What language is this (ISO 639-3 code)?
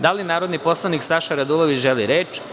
srp